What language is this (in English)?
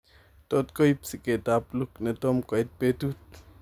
Kalenjin